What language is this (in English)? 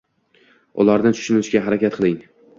Uzbek